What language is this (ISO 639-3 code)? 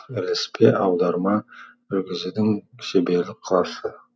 kaz